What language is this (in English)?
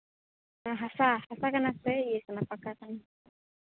Santali